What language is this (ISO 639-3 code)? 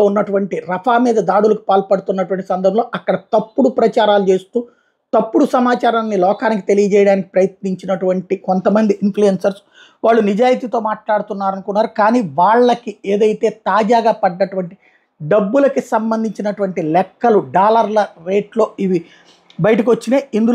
tel